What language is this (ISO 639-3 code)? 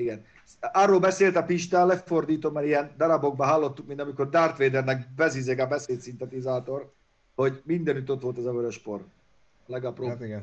hun